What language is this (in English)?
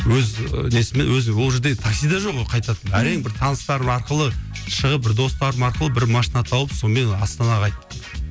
Kazakh